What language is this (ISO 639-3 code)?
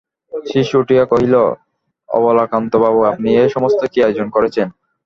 ben